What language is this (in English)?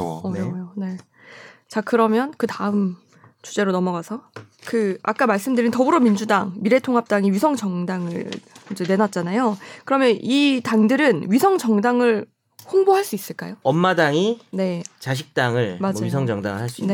Korean